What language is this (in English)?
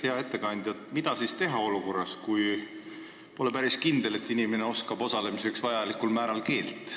Estonian